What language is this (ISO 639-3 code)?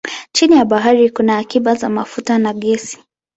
swa